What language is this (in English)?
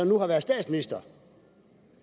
Danish